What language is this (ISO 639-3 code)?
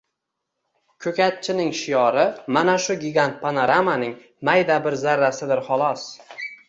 uzb